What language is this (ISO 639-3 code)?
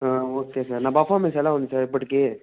tel